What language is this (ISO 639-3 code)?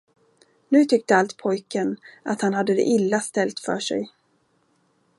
swe